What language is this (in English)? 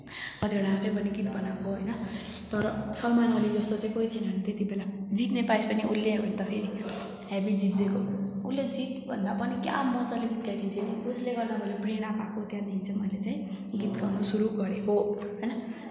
Nepali